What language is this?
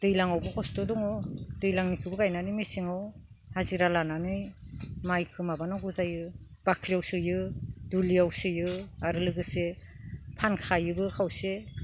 Bodo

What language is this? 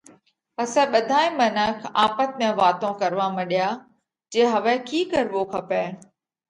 Parkari Koli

